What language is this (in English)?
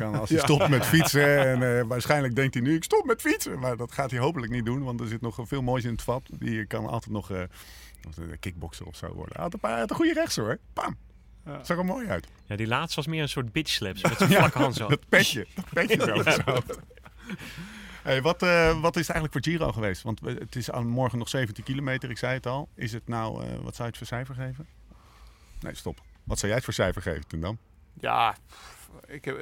Dutch